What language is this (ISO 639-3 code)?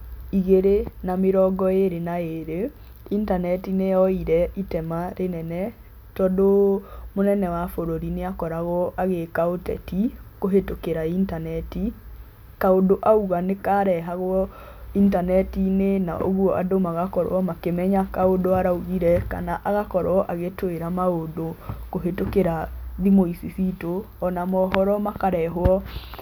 kik